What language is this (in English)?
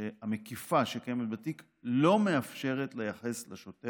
Hebrew